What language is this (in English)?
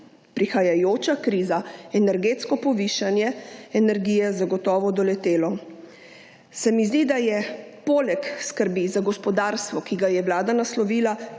Slovenian